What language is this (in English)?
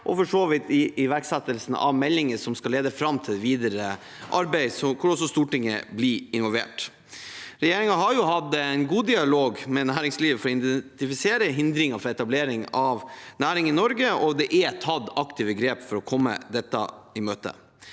Norwegian